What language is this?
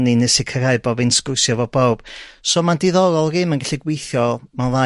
Welsh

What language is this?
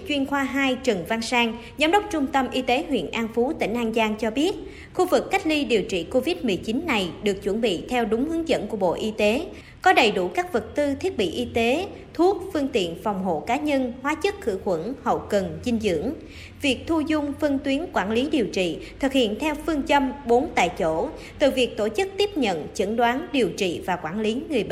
Vietnamese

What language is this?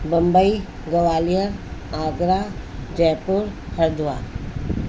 Sindhi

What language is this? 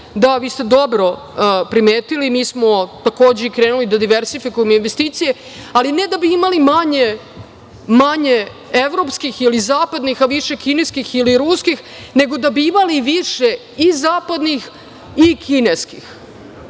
Serbian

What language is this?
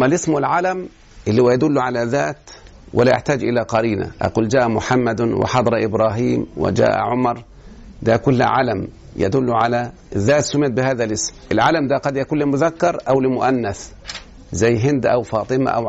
Arabic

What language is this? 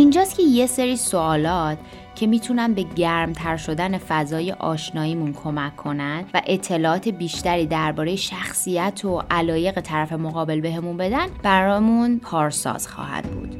Persian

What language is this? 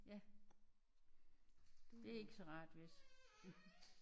Danish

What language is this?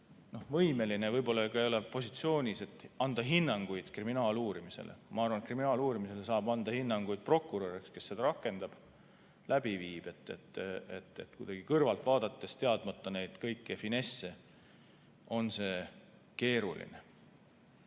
Estonian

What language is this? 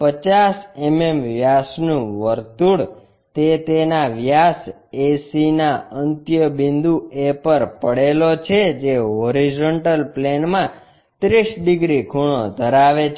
Gujarati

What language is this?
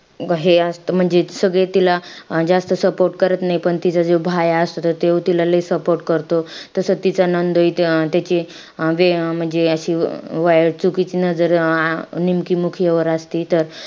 Marathi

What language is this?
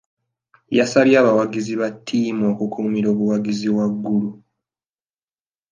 Ganda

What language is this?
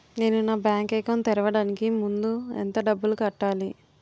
Telugu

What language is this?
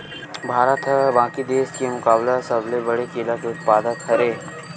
Chhattisgarhi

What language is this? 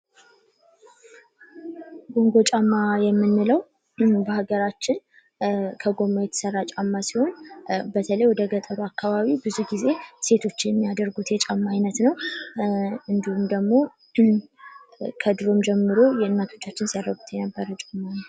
Amharic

